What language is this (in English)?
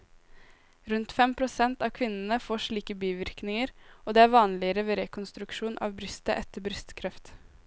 Norwegian